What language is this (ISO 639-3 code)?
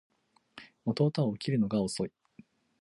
jpn